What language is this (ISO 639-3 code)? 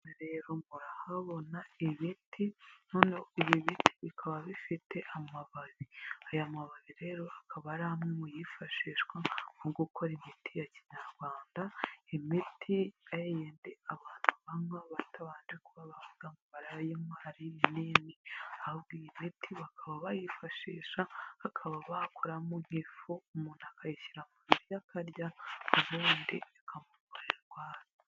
kin